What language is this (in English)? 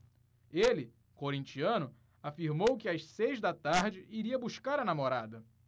Portuguese